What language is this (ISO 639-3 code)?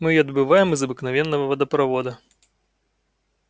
rus